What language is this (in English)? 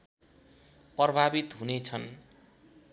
Nepali